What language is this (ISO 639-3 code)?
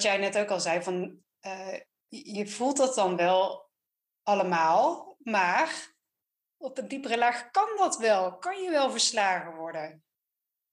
nld